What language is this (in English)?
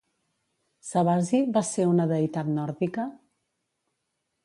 Catalan